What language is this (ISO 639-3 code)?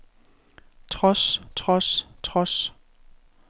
dan